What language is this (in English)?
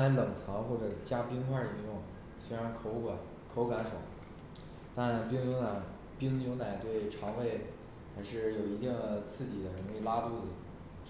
Chinese